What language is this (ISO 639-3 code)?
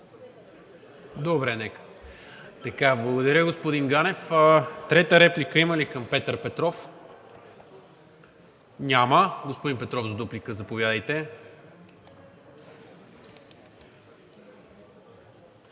bul